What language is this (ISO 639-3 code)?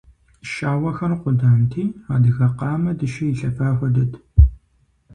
kbd